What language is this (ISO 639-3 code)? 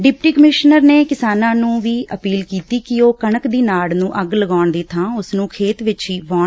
pan